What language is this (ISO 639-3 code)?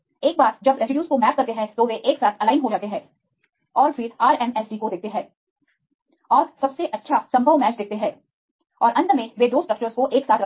hin